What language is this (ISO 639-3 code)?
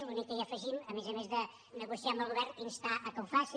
cat